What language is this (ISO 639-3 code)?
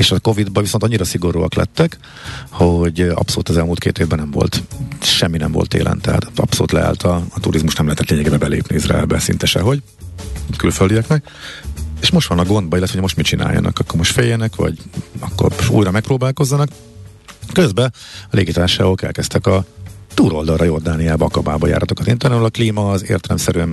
hun